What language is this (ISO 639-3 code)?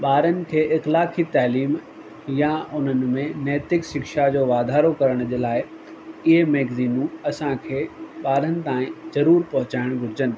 snd